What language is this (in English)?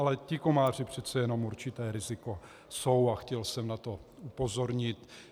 Czech